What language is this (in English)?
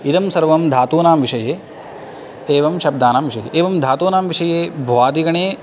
Sanskrit